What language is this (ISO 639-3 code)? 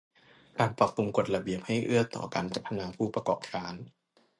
tha